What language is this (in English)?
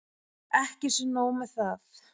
Icelandic